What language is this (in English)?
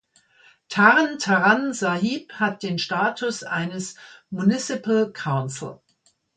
German